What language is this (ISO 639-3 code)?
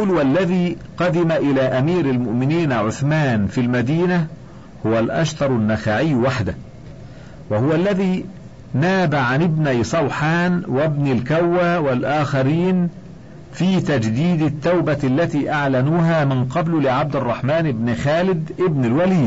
ara